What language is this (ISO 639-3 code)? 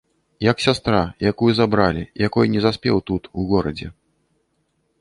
bel